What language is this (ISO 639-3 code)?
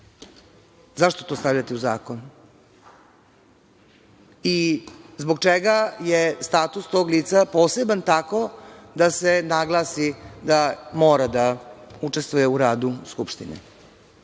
srp